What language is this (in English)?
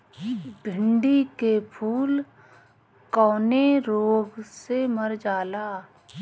Bhojpuri